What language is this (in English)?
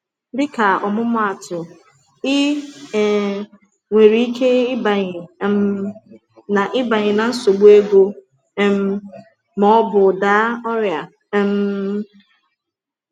Igbo